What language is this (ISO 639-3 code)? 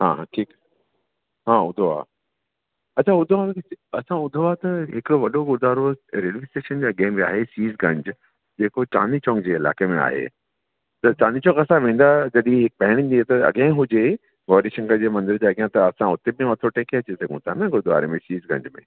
snd